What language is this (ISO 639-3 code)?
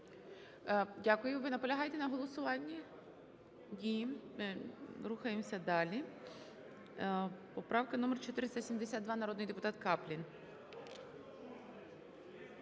ukr